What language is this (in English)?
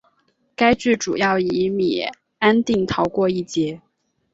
Chinese